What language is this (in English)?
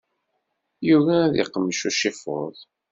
Kabyle